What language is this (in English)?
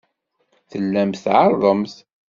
Kabyle